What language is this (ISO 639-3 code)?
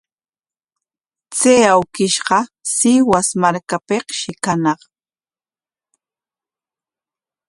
qwa